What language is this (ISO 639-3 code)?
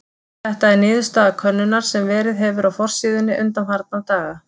isl